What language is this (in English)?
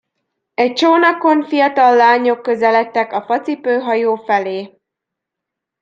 Hungarian